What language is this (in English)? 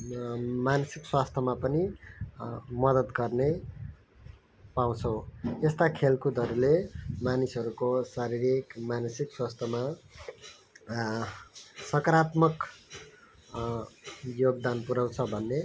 Nepali